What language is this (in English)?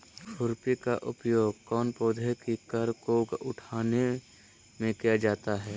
Magahi